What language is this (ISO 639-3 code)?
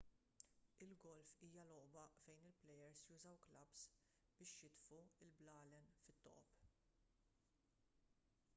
mlt